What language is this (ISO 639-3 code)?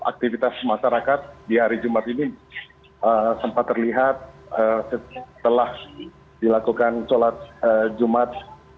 ind